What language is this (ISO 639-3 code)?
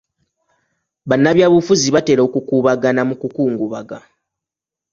lug